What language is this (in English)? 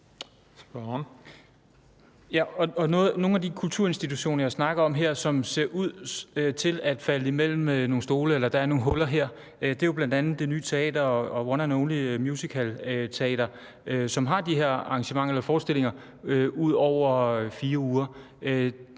Danish